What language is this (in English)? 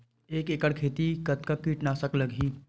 Chhattisgarhi